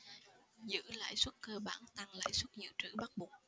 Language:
Vietnamese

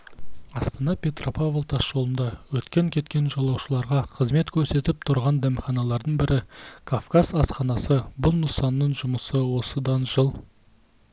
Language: Kazakh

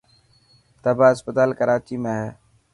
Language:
Dhatki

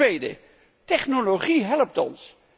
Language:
Dutch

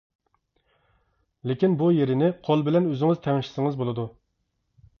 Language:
Uyghur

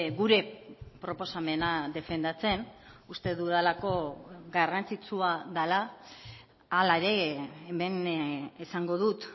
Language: Basque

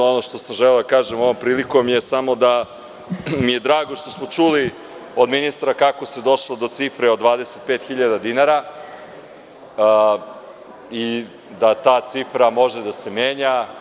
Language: Serbian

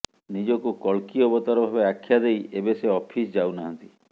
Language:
Odia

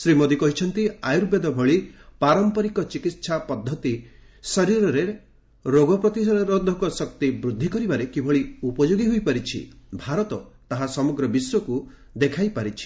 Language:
Odia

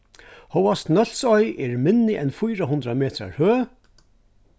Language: Faroese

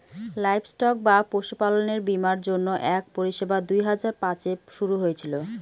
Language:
Bangla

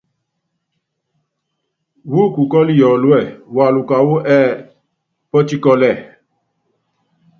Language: Yangben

